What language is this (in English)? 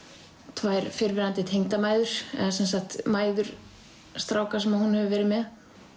Icelandic